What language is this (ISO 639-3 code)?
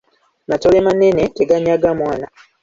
lug